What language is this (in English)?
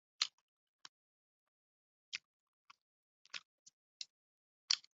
Chinese